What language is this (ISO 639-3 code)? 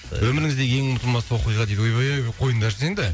kaz